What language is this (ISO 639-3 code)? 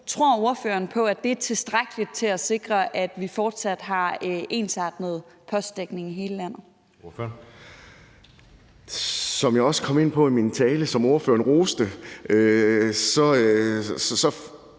dan